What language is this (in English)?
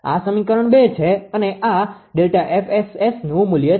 Gujarati